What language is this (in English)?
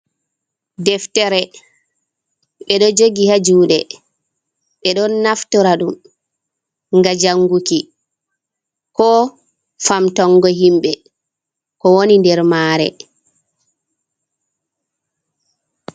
Fula